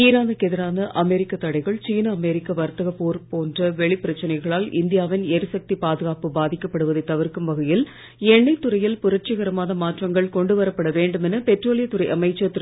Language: Tamil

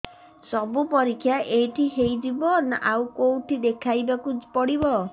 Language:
Odia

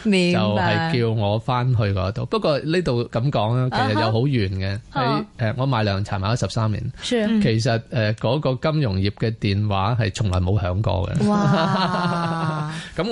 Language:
Chinese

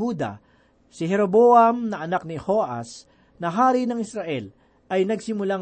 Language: Filipino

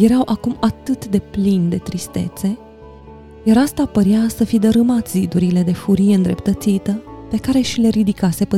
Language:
Romanian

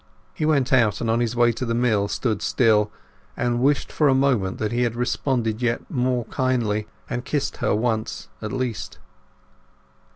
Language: English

